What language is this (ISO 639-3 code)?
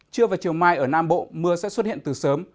vie